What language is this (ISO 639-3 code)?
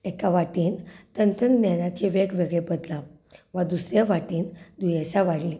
kok